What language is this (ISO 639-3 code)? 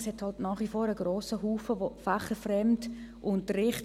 gsw